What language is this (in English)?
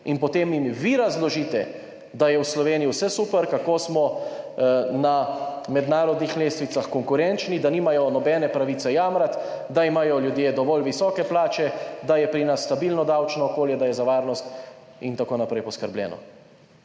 Slovenian